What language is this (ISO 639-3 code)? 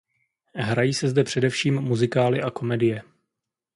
ces